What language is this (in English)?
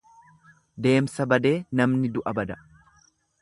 Oromo